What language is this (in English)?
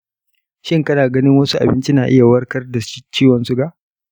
Hausa